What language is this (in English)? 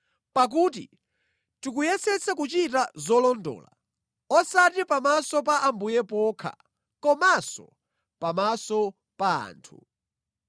Nyanja